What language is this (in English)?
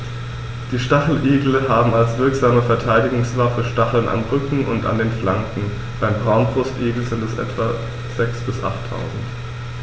German